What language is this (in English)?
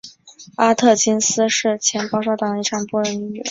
Chinese